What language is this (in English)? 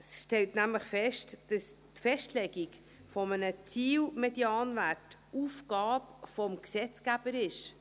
Swiss German